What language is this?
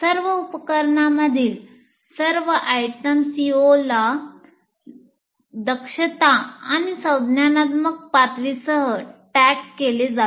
Marathi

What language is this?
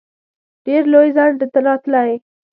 Pashto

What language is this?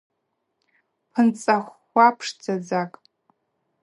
Abaza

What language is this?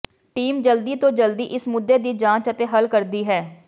Punjabi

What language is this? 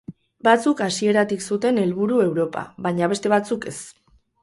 Basque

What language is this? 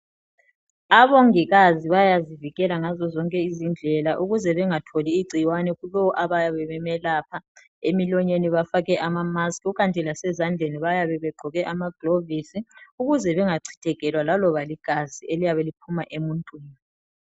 North Ndebele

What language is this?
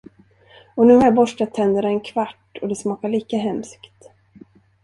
Swedish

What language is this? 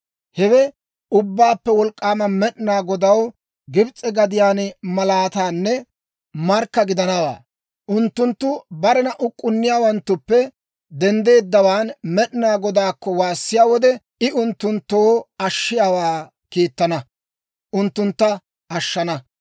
Dawro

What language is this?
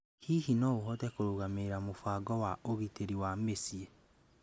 Kikuyu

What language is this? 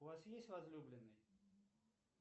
Russian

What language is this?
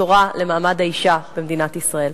Hebrew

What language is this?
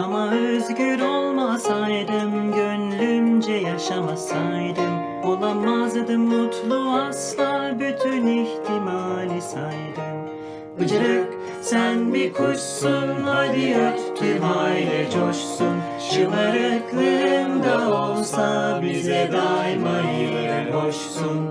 Turkish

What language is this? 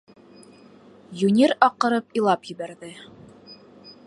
Bashkir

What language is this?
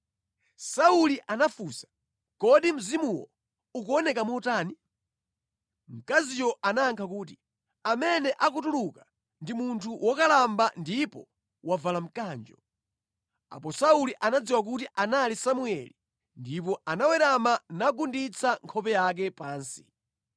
Nyanja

